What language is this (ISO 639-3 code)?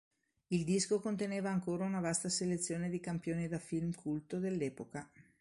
ita